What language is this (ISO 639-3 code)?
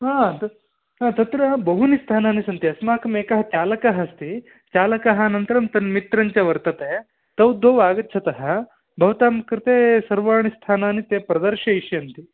san